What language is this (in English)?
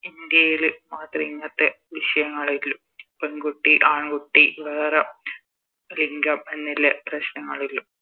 Malayalam